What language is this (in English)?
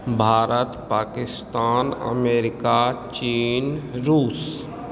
Maithili